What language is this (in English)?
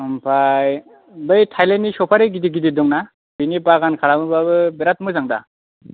Bodo